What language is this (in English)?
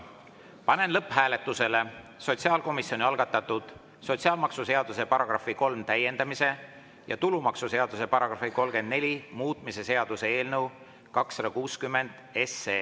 Estonian